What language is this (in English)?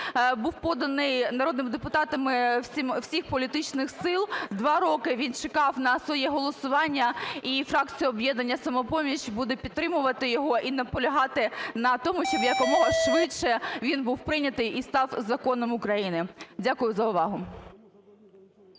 Ukrainian